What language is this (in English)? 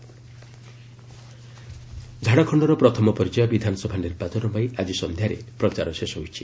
Odia